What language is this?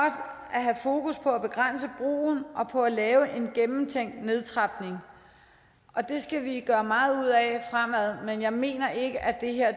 Danish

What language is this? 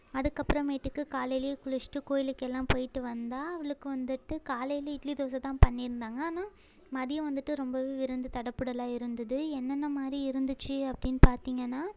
Tamil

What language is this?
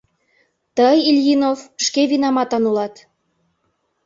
Mari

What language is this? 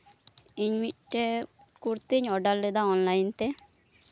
Santali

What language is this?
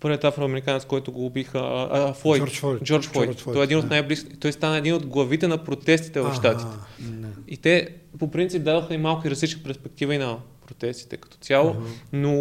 Bulgarian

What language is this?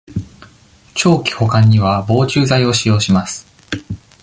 Japanese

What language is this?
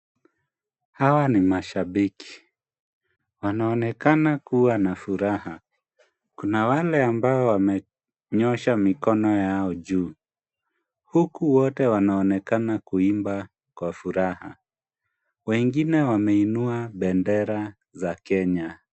Swahili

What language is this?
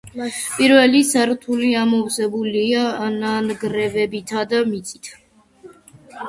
Georgian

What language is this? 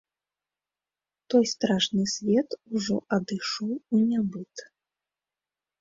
Belarusian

